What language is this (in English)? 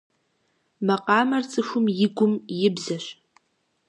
Kabardian